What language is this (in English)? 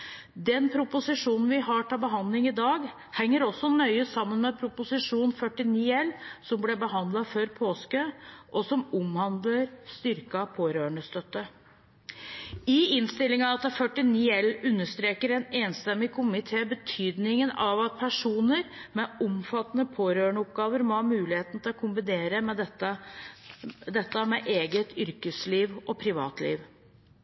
Norwegian Bokmål